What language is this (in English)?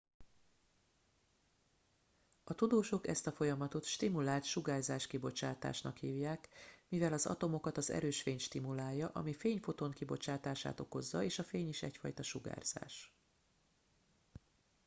Hungarian